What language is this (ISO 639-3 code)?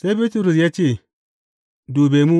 hau